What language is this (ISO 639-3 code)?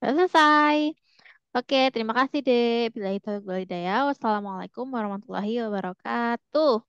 ind